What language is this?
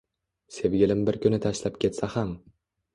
Uzbek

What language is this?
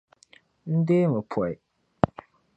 Dagbani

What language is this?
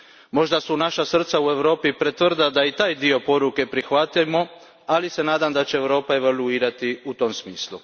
Croatian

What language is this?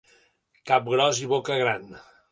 Catalan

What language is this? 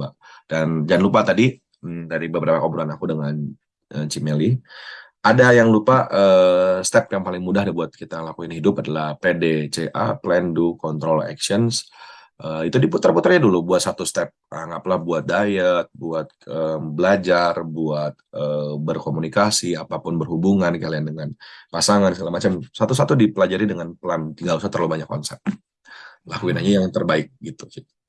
Indonesian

